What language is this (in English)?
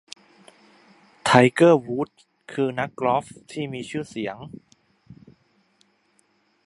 Thai